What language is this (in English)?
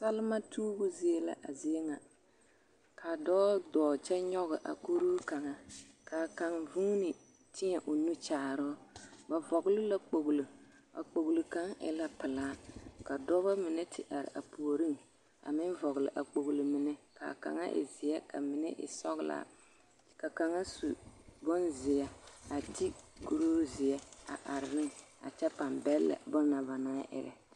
Southern Dagaare